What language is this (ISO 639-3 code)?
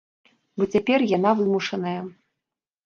bel